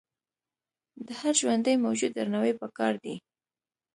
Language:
Pashto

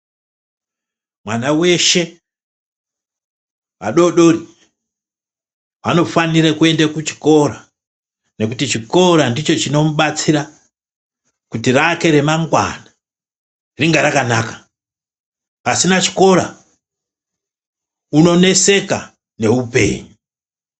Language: Ndau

